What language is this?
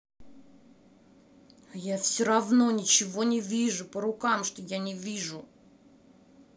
Russian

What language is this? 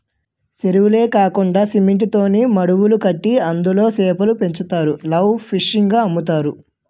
Telugu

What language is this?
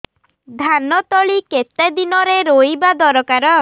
Odia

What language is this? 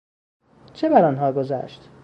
Persian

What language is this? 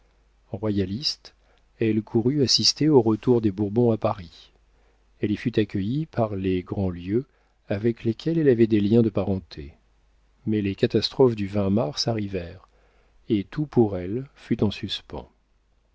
French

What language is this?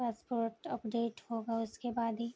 Urdu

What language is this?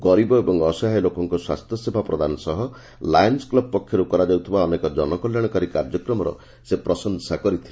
Odia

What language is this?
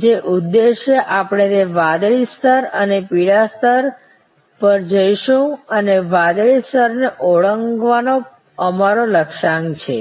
Gujarati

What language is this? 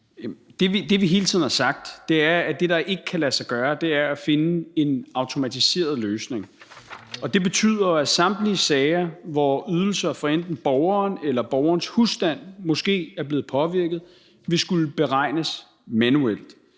Danish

